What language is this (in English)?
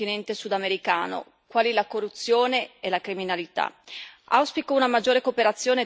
Italian